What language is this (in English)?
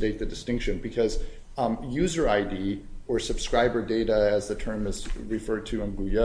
English